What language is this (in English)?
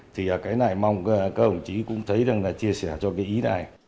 Vietnamese